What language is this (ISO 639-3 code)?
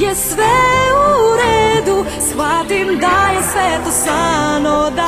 ron